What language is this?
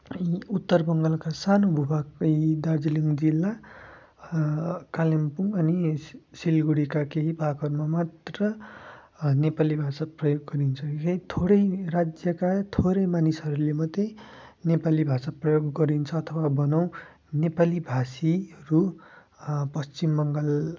Nepali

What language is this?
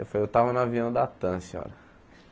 Portuguese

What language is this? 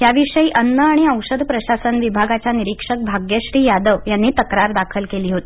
Marathi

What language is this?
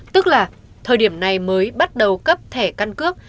Vietnamese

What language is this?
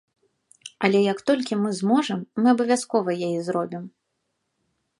Belarusian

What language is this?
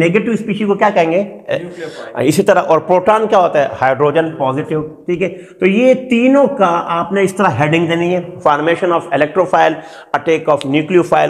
Hindi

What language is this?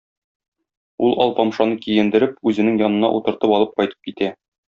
Tatar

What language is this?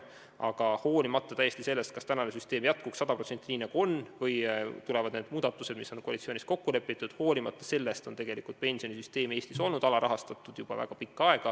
Estonian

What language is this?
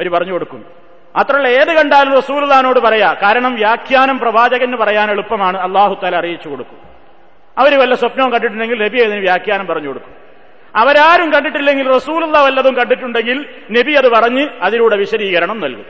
Malayalam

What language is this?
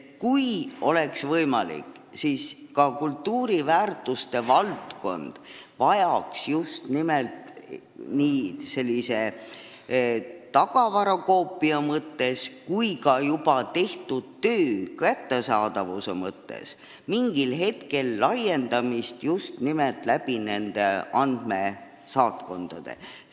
Estonian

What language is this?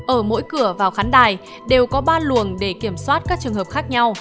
Vietnamese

